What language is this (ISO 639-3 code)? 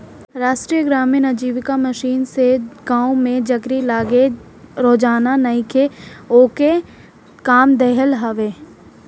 bho